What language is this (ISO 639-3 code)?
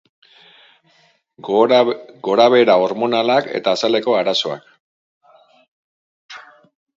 eus